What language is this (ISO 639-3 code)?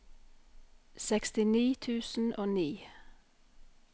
nor